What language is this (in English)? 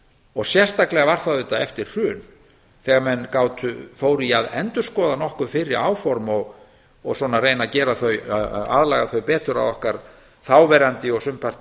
Icelandic